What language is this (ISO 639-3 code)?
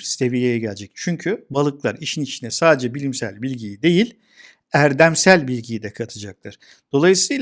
tur